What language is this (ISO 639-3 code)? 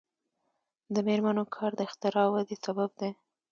pus